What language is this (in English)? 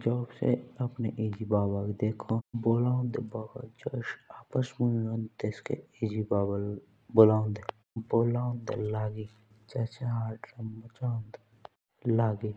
Jaunsari